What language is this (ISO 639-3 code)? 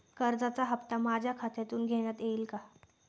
mar